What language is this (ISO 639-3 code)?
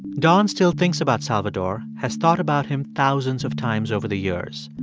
eng